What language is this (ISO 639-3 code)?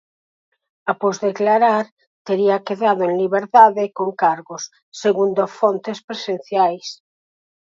glg